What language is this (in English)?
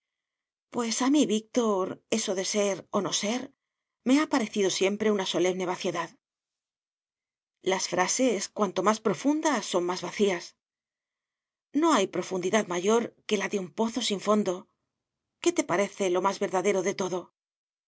Spanish